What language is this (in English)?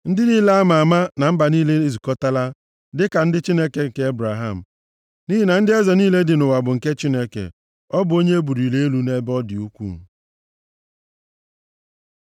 Igbo